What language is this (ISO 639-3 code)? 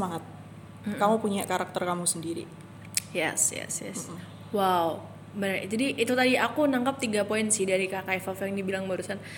ind